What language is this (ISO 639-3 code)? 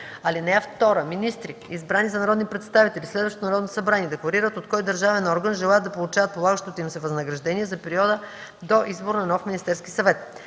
bul